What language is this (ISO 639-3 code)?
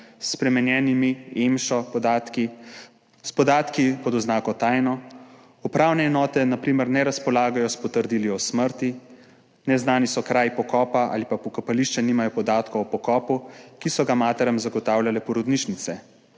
slv